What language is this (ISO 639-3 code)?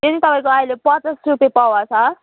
nep